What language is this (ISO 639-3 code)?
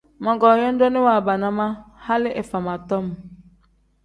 kdh